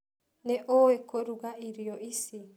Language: Kikuyu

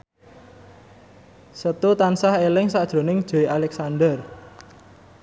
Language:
Javanese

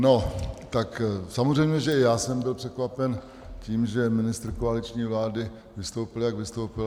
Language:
Czech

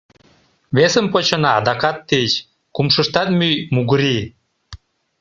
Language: Mari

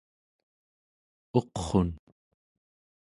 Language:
Central Yupik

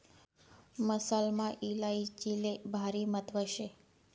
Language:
Marathi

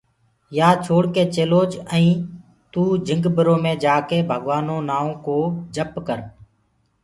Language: Gurgula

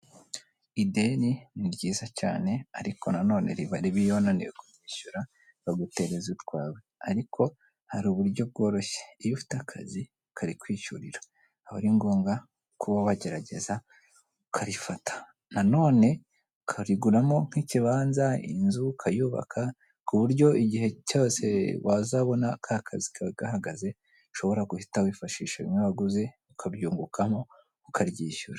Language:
Kinyarwanda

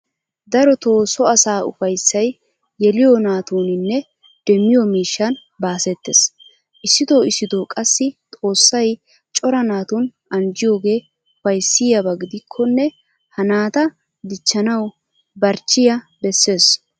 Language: Wolaytta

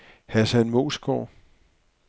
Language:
Danish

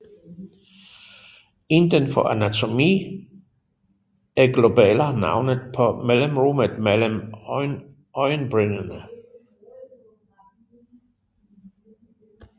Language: Danish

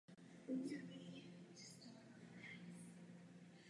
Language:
Czech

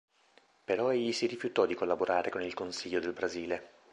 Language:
Italian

